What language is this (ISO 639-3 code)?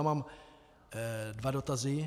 ces